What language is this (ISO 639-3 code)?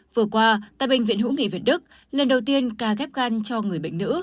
vie